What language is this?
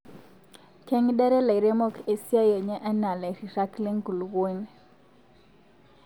Masai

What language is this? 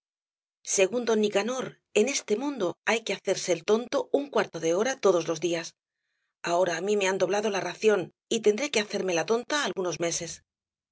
Spanish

